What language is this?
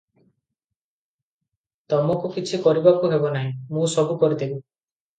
Odia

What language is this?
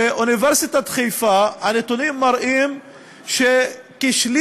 Hebrew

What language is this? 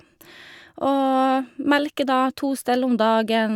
Norwegian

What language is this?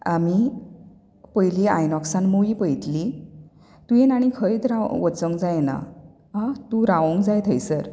Konkani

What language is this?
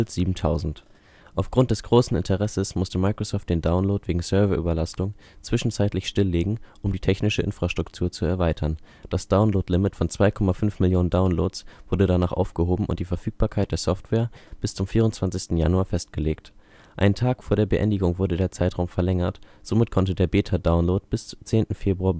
German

